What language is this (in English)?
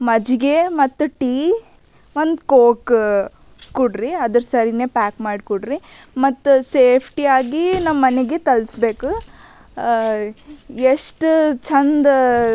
Kannada